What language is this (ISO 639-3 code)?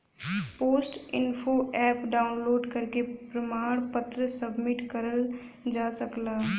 bho